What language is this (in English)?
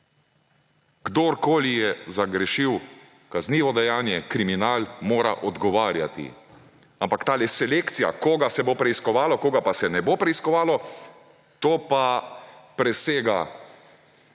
Slovenian